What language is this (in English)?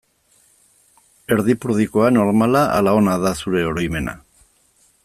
Basque